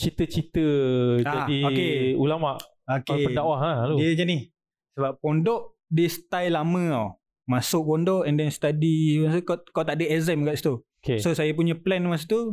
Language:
Malay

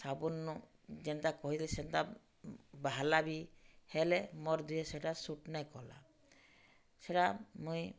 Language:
Odia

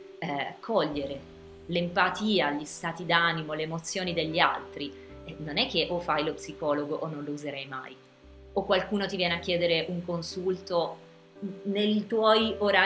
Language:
Italian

